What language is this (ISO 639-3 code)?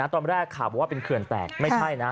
tha